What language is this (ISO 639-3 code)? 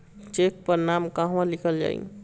bho